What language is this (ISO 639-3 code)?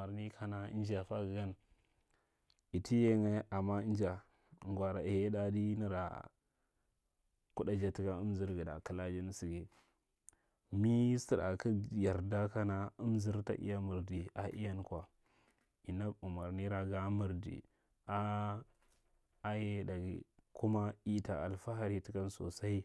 mrt